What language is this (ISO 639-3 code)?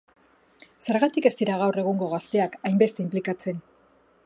eus